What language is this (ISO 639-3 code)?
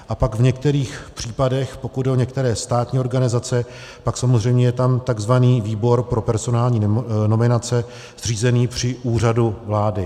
ces